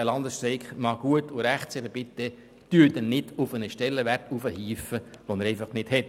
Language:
Swiss German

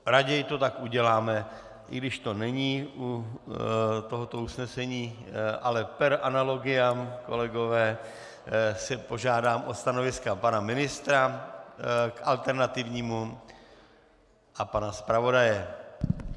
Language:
Czech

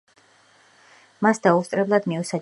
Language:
Georgian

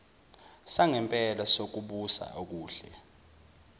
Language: Zulu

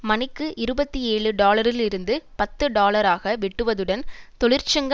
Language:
Tamil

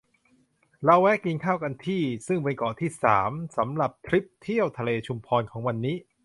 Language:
Thai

